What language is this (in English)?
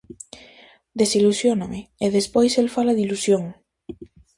Galician